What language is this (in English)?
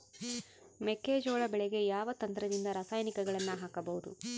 Kannada